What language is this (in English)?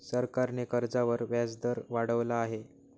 Marathi